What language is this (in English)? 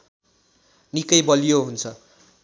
Nepali